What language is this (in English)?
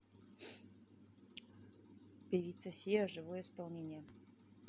Russian